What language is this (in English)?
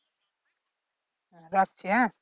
Bangla